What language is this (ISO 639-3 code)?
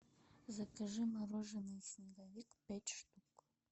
rus